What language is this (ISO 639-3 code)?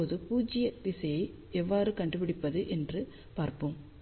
tam